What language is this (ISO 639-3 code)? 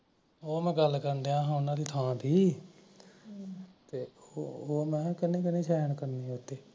pan